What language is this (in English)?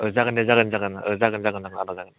Bodo